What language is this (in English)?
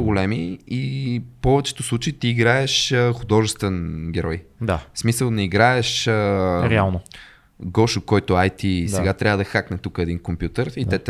Bulgarian